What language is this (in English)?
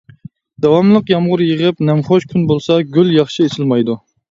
Uyghur